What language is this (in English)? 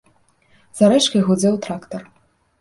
Belarusian